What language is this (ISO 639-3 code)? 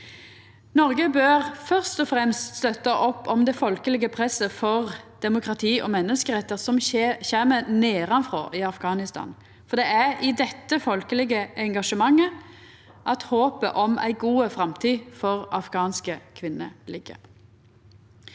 nor